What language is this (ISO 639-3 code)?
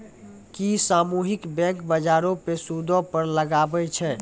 mai